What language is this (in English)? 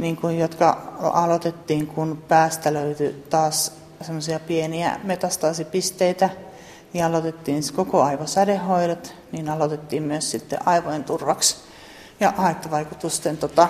Finnish